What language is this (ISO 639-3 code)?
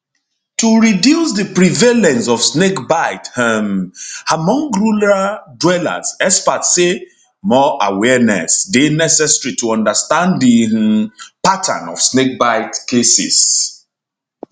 pcm